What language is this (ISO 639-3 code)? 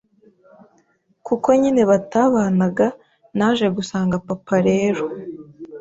kin